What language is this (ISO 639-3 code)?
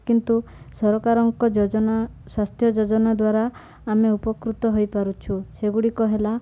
ori